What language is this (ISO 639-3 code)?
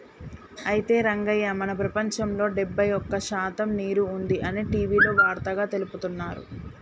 tel